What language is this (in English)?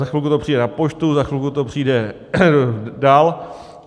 Czech